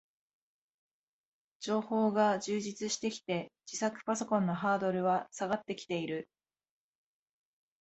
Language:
Japanese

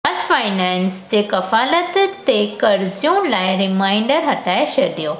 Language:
Sindhi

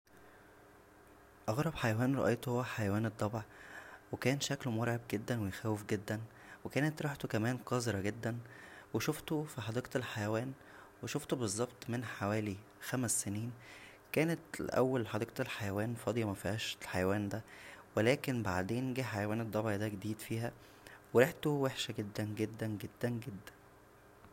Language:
Egyptian Arabic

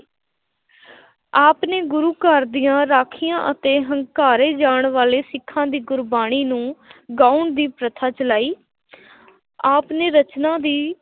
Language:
Punjabi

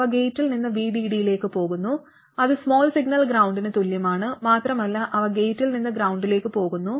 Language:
Malayalam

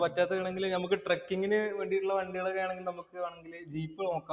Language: Malayalam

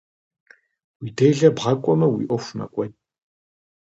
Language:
Kabardian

